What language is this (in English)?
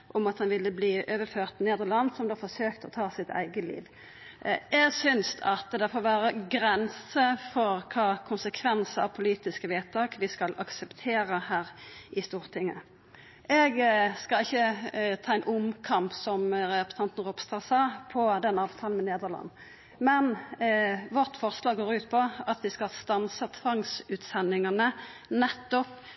Norwegian Nynorsk